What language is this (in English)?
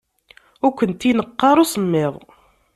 Kabyle